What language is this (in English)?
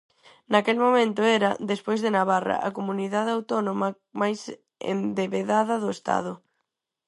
Galician